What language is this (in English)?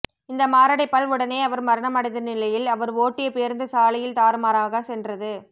Tamil